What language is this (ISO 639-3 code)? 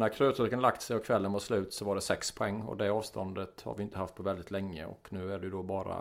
swe